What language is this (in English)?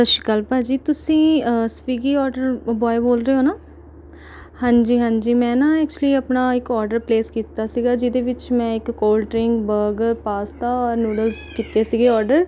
Punjabi